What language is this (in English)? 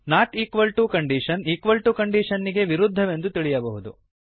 Kannada